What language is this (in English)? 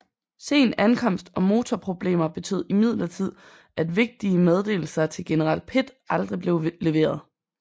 Danish